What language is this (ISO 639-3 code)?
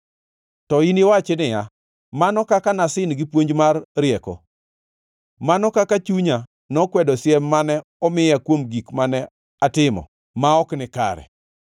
luo